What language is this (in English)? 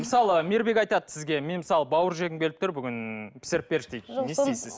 Kazakh